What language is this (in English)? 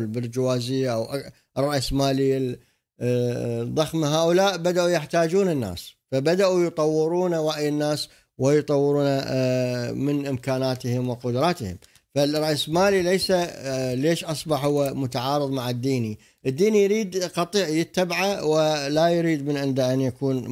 Arabic